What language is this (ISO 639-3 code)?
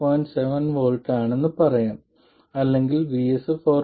mal